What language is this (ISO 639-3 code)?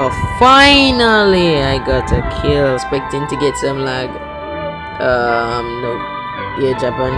eng